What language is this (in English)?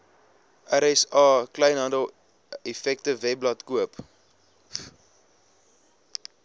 Afrikaans